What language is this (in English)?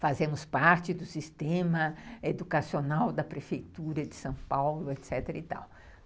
Portuguese